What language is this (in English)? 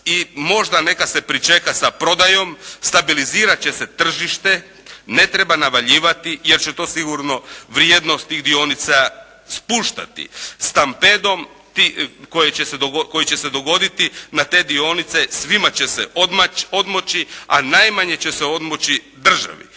Croatian